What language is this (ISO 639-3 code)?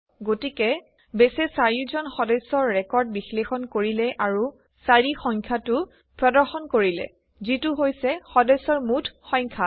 asm